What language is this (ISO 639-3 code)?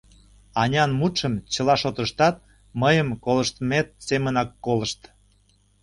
chm